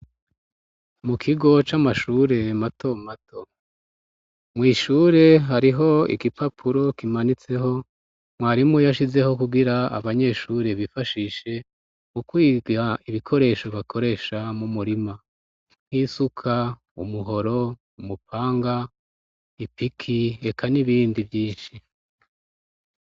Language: Rundi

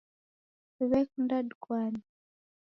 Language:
Taita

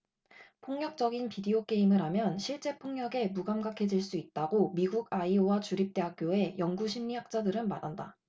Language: Korean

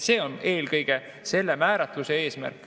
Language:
Estonian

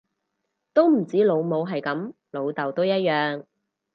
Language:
Cantonese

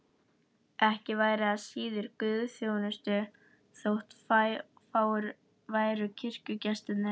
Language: Icelandic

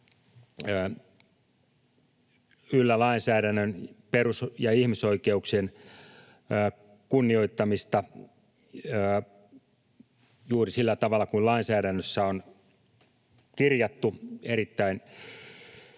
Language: Finnish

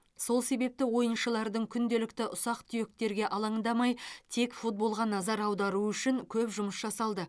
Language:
Kazakh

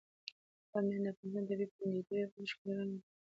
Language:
Pashto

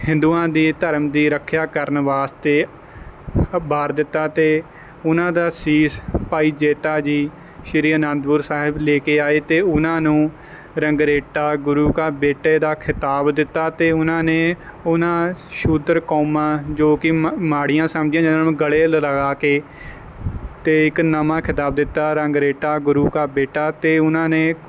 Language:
Punjabi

